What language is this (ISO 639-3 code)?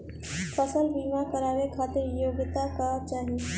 bho